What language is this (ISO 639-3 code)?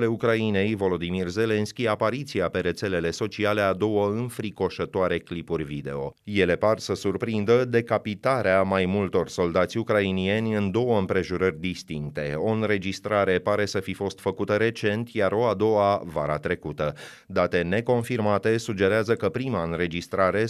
ron